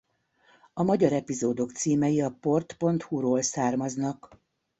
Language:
Hungarian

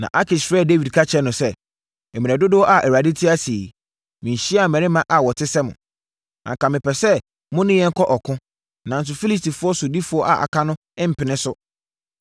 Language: Akan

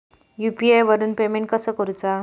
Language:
Marathi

